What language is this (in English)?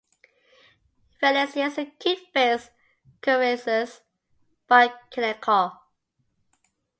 English